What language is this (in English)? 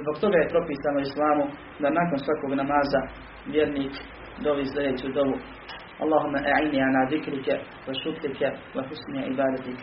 Croatian